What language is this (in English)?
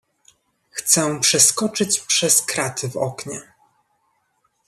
Polish